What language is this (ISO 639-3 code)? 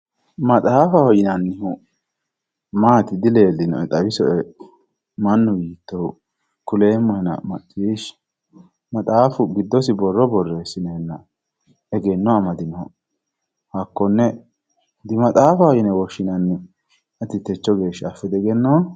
sid